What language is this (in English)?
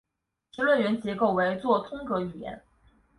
Chinese